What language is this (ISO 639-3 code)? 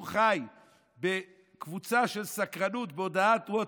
heb